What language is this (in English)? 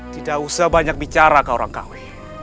Indonesian